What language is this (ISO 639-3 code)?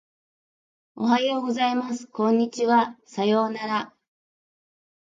jpn